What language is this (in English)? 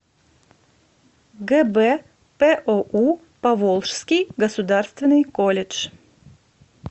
Russian